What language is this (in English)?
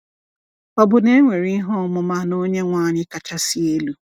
Igbo